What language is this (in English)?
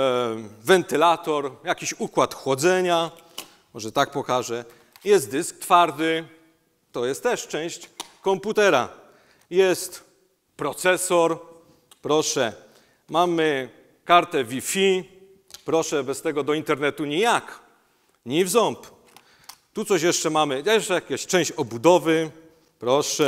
Polish